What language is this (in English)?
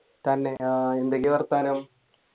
Malayalam